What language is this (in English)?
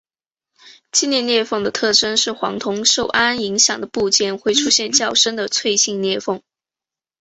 Chinese